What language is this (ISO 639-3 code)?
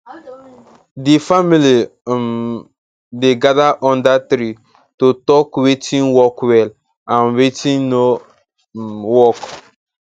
pcm